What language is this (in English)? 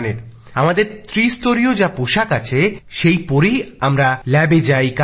Bangla